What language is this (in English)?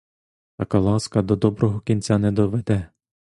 Ukrainian